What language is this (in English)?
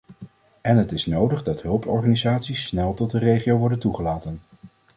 Dutch